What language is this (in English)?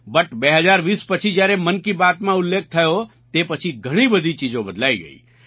Gujarati